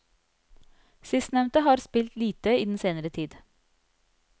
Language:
Norwegian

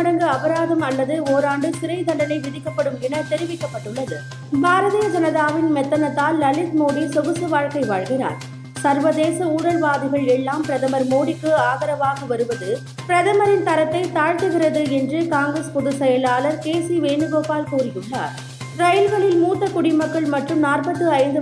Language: Tamil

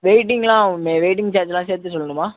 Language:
Tamil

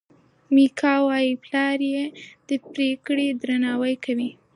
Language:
Pashto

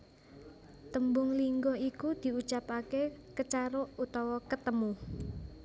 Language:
Javanese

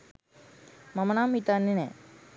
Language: Sinhala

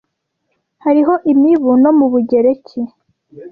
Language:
Kinyarwanda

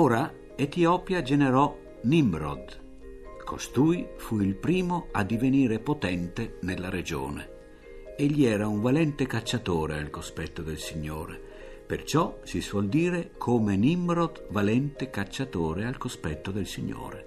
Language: Italian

